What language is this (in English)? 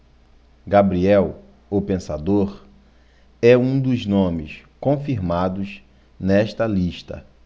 Portuguese